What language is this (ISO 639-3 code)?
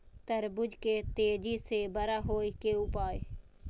mai